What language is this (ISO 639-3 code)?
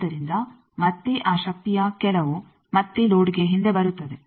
kan